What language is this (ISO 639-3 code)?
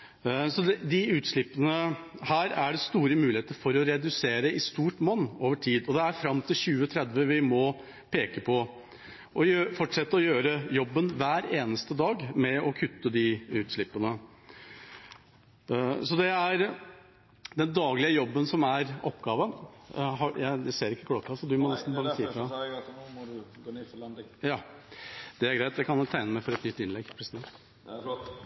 nor